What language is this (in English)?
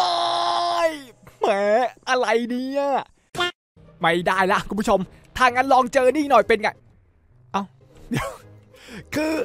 Thai